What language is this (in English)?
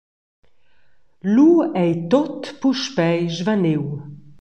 Romansh